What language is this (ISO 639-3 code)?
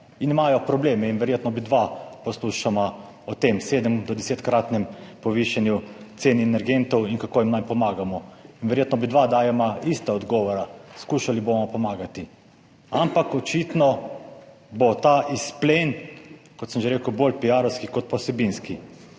slv